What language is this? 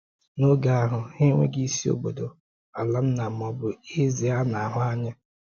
Igbo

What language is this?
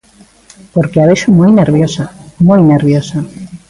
Galician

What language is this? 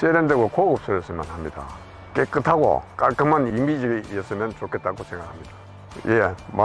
Korean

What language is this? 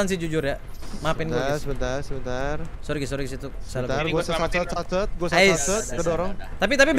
Indonesian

